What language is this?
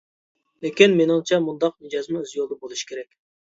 Uyghur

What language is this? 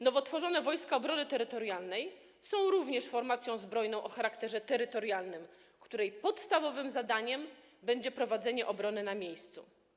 Polish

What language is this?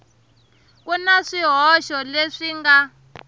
Tsonga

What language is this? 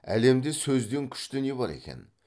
Kazakh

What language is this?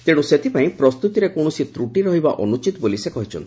Odia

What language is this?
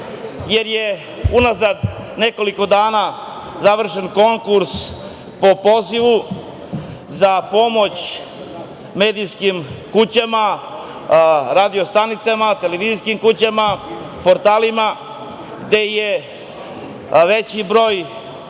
Serbian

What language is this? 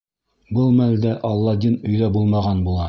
Bashkir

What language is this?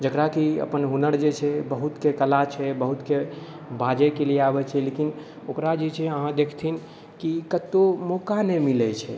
Maithili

